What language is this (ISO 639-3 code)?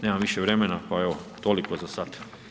hrv